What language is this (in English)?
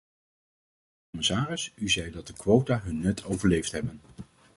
Dutch